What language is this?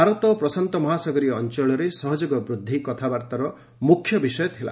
Odia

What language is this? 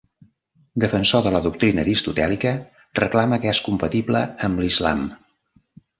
Catalan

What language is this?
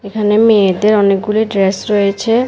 Bangla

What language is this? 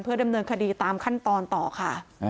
Thai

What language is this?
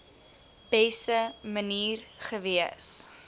Afrikaans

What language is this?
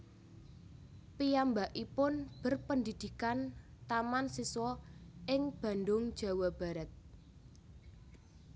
Javanese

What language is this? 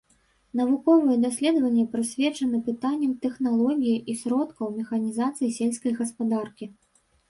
Belarusian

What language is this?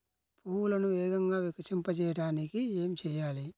Telugu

